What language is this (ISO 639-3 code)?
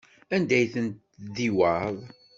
kab